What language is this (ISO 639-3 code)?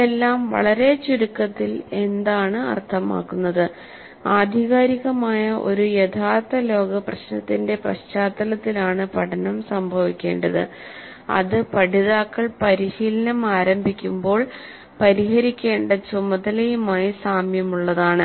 mal